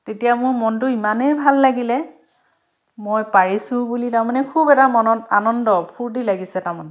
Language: Assamese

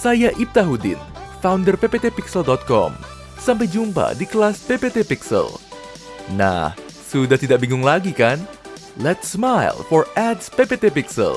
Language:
Indonesian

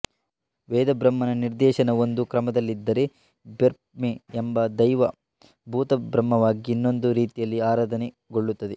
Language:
Kannada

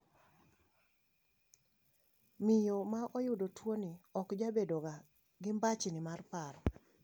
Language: Luo (Kenya and Tanzania)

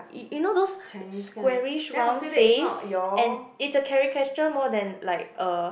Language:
English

